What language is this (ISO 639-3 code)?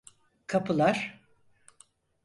tur